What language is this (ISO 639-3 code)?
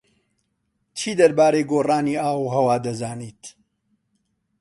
ckb